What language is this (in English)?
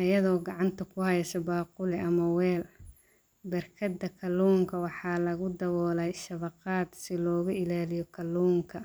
Somali